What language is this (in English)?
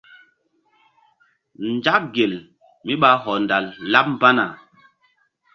Mbum